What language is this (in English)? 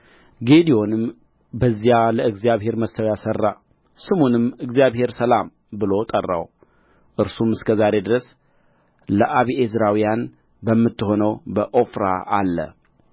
Amharic